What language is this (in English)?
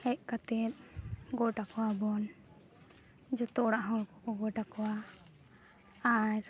Santali